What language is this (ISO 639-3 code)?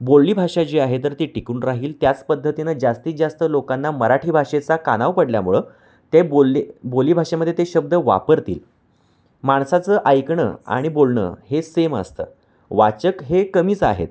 mar